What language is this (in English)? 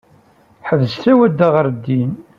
Kabyle